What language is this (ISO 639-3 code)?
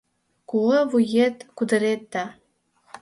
chm